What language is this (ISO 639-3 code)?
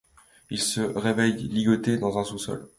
fra